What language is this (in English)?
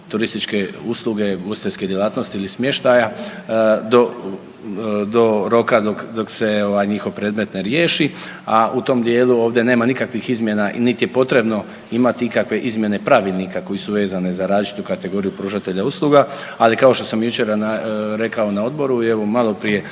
Croatian